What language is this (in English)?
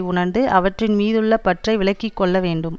Tamil